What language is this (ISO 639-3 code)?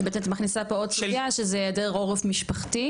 heb